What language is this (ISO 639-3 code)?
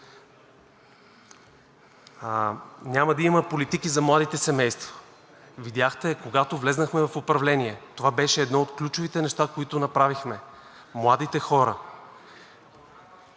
bul